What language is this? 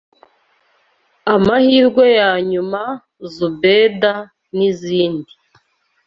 Kinyarwanda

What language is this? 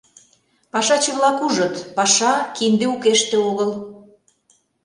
Mari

